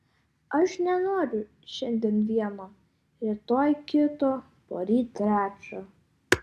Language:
Lithuanian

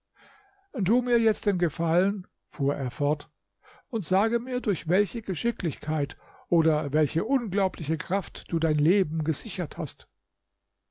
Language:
German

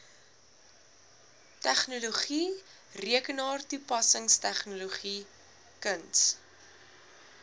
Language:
Afrikaans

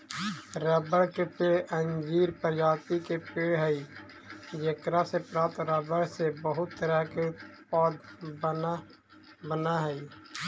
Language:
Magahi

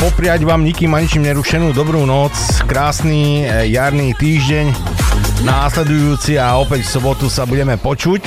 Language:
Slovak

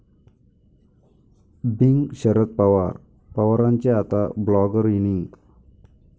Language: Marathi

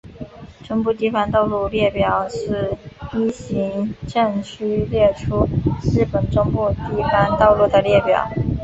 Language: Chinese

